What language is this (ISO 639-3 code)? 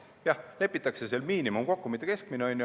est